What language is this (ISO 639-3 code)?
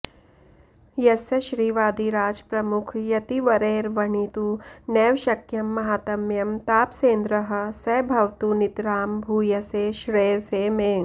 san